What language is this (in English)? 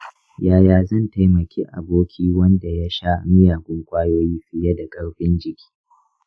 Hausa